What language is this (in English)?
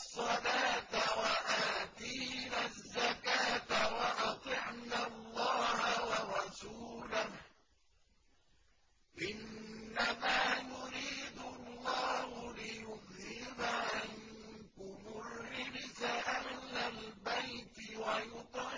Arabic